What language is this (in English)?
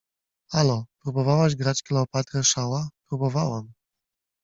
Polish